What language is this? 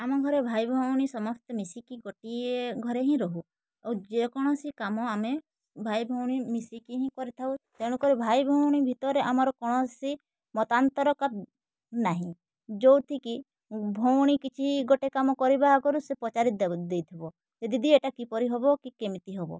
Odia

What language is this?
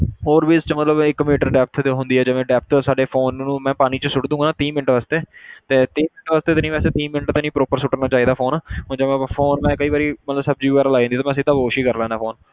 Punjabi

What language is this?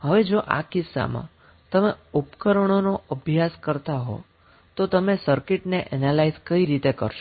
Gujarati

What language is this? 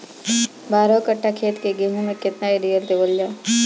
Bhojpuri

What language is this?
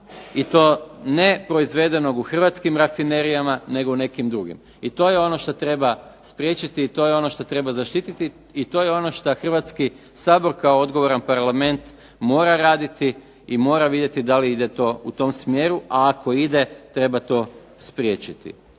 Croatian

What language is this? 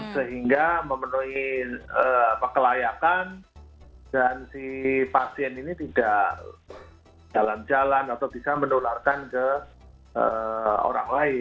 Indonesian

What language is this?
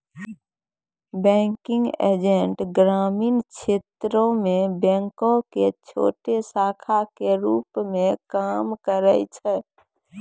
Maithili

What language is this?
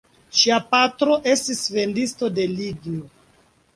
Esperanto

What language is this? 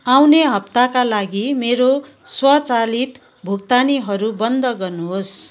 Nepali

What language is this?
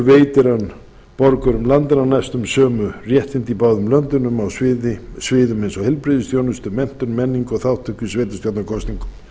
Icelandic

